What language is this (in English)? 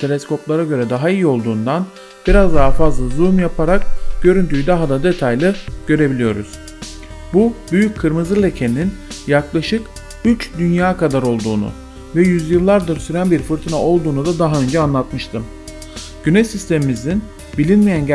Turkish